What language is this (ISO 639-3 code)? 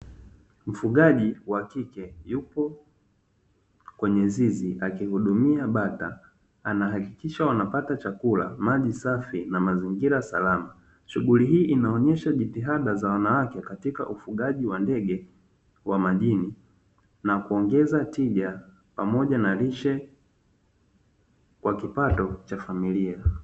swa